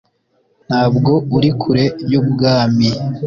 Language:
Kinyarwanda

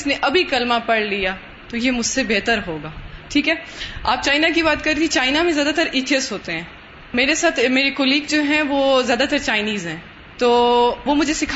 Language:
Urdu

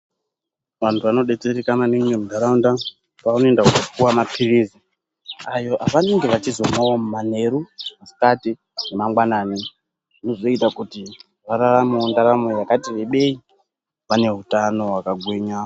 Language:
Ndau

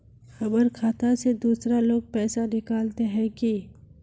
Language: Magahi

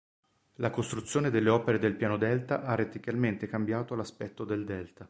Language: Italian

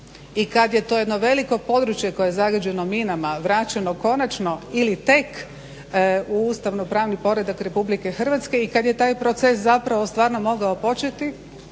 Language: Croatian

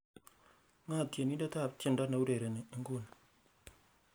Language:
Kalenjin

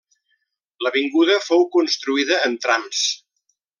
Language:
Catalan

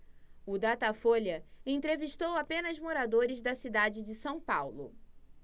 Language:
Portuguese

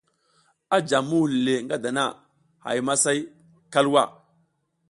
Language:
South Giziga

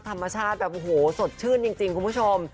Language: Thai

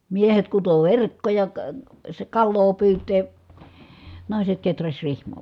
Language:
Finnish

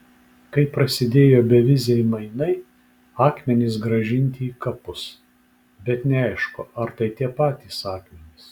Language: Lithuanian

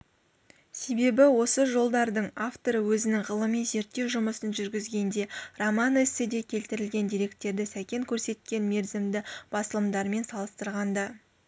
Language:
Kazakh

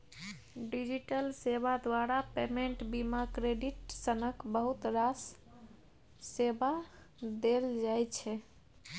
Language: Maithili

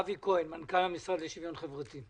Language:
Hebrew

